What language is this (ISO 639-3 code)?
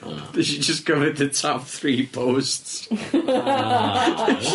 cym